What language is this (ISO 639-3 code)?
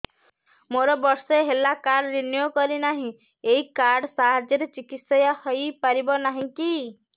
ori